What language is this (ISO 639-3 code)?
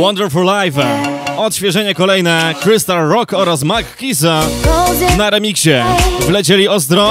pol